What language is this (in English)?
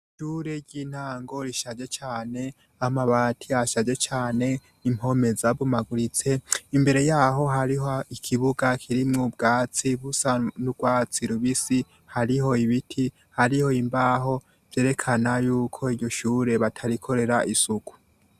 Rundi